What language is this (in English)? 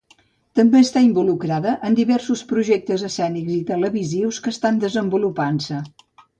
Catalan